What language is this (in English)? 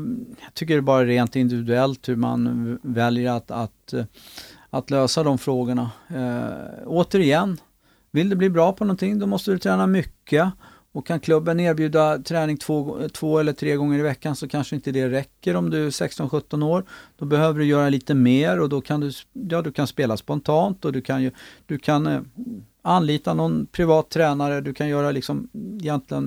Swedish